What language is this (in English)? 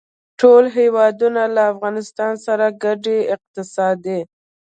Pashto